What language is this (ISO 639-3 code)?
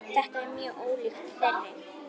isl